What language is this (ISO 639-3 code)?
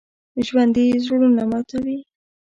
pus